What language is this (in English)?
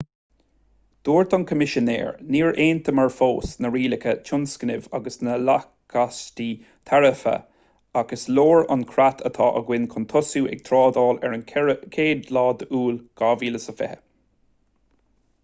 Irish